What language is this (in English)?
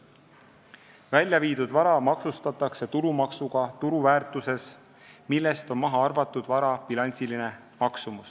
Estonian